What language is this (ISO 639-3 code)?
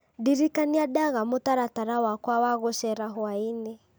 kik